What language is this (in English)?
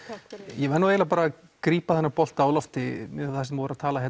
Icelandic